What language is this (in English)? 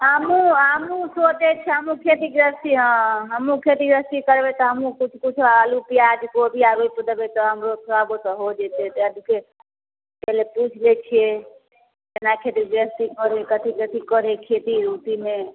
Maithili